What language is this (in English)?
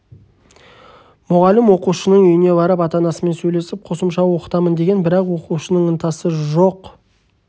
Kazakh